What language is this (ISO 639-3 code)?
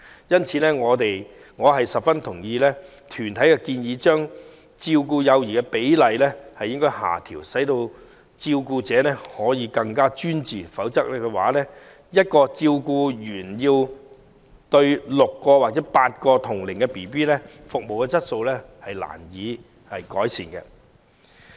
yue